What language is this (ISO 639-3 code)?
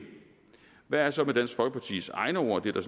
dan